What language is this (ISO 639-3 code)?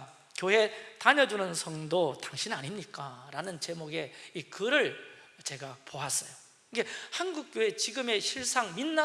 kor